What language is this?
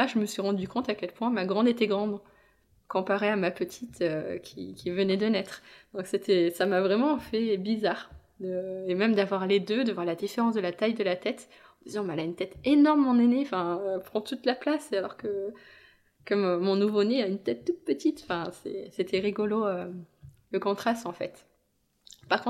French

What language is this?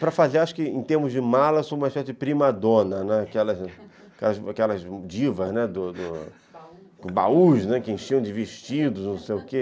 Portuguese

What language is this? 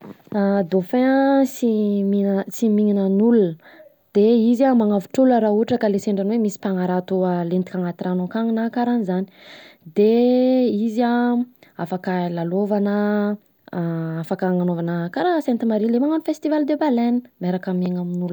Southern Betsimisaraka Malagasy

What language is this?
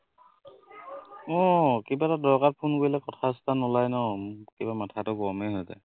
Assamese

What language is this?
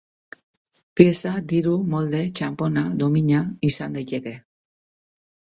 Basque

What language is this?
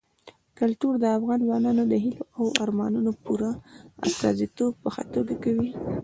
Pashto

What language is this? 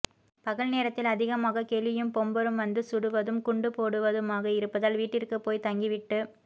Tamil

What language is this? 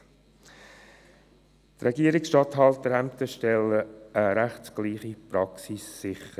Swiss German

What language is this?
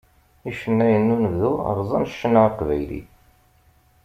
Kabyle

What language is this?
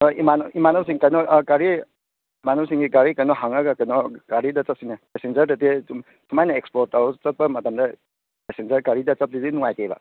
Manipuri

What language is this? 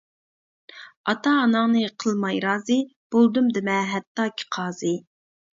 Uyghur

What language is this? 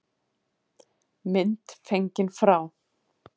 Icelandic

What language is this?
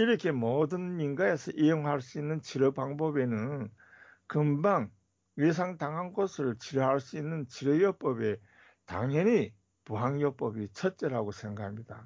Korean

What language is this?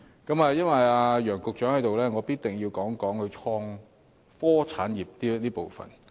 Cantonese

